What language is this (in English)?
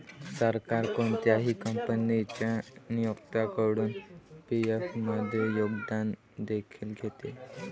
Marathi